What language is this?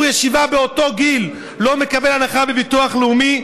Hebrew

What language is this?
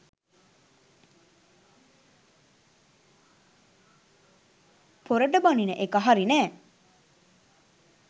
Sinhala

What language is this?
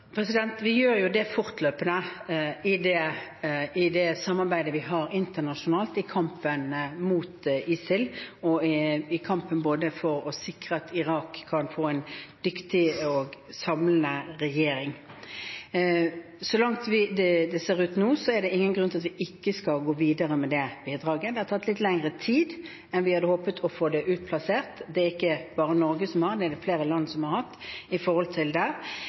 Norwegian Bokmål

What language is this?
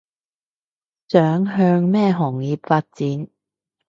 Cantonese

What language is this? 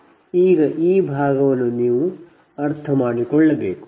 Kannada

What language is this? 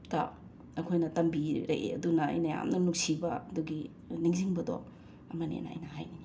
Manipuri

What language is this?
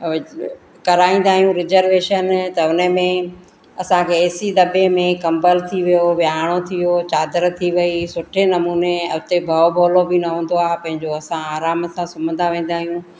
Sindhi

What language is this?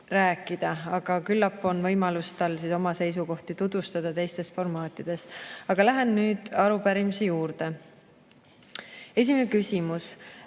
Estonian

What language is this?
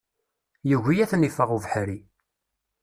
Kabyle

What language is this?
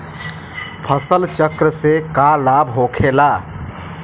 Bhojpuri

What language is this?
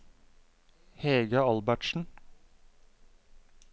Norwegian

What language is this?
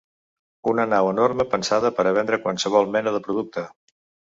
Catalan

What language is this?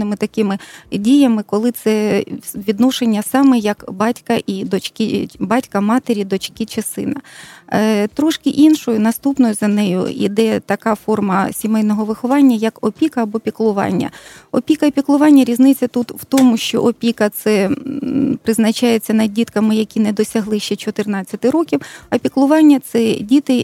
Ukrainian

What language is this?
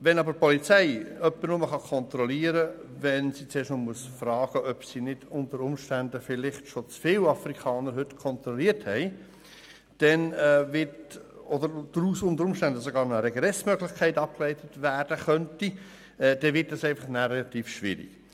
Swiss German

